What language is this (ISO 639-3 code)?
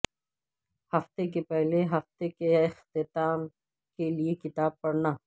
urd